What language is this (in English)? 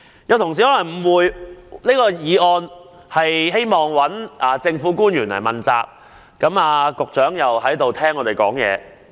Cantonese